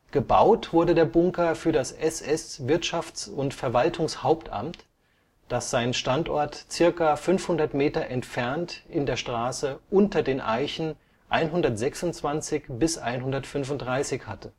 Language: German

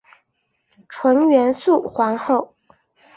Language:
Chinese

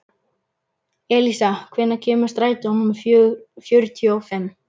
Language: Icelandic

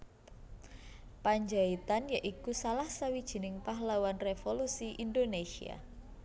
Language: Javanese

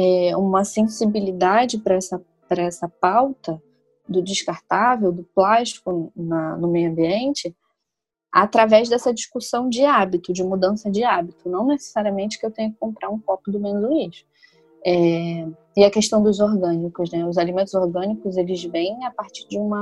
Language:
Portuguese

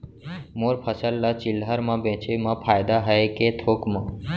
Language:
Chhattisgarhi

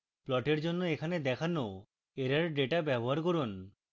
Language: Bangla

